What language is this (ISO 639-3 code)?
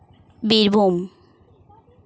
sat